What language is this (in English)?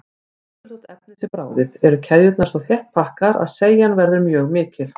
Icelandic